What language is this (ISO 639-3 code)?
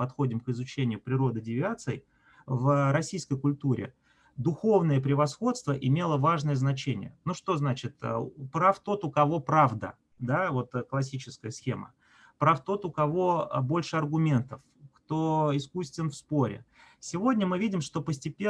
rus